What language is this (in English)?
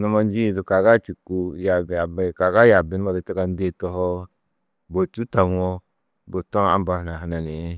Tedaga